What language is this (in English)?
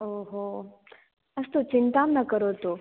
Sanskrit